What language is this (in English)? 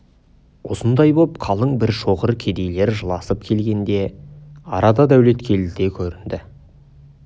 Kazakh